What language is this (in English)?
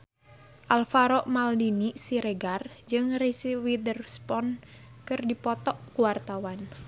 Sundanese